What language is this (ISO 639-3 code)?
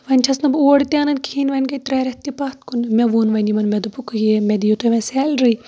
kas